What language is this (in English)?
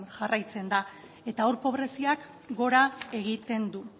Basque